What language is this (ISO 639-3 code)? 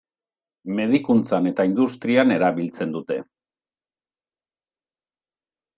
eus